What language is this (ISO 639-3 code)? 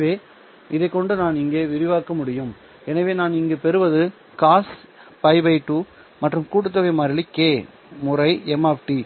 tam